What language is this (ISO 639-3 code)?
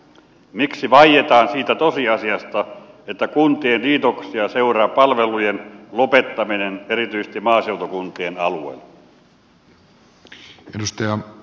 fin